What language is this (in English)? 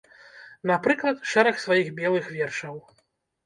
Belarusian